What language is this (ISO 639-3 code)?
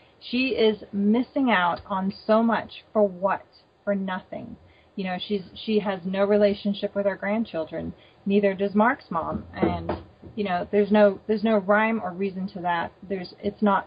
eng